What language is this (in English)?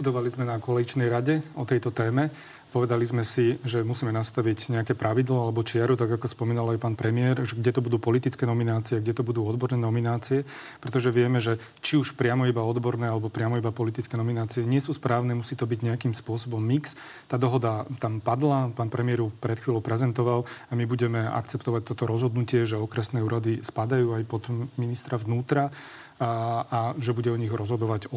Slovak